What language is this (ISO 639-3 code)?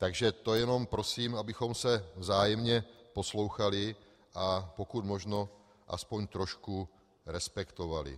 ces